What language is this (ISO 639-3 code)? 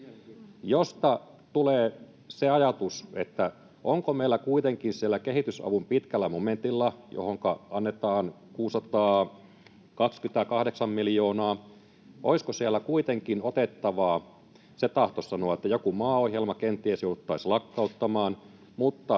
fin